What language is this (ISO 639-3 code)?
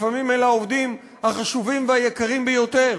heb